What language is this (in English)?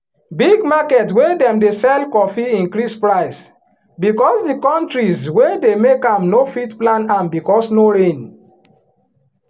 Nigerian Pidgin